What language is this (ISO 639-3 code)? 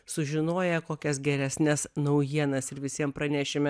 lit